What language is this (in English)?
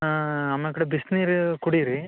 Kannada